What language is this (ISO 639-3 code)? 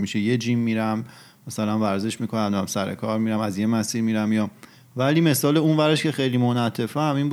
fas